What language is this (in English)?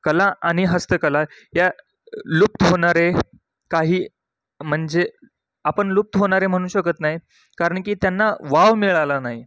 Marathi